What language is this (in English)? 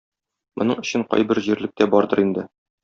Tatar